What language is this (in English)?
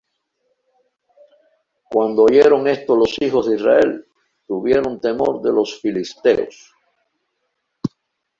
Spanish